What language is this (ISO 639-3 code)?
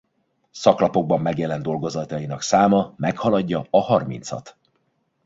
hun